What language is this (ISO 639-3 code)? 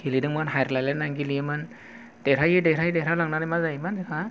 brx